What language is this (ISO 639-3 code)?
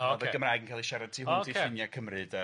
cym